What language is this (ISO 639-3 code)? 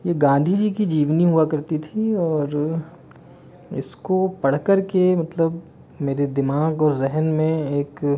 hin